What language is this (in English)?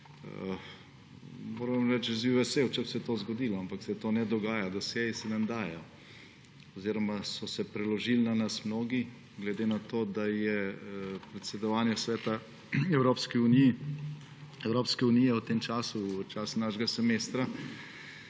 Slovenian